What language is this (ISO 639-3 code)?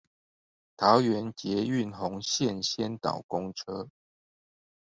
zho